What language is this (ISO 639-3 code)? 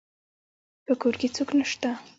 pus